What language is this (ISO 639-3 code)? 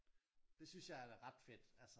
dan